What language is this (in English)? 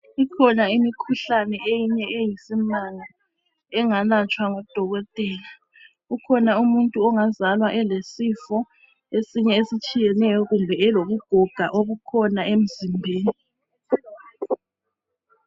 North Ndebele